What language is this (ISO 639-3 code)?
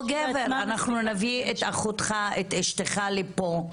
heb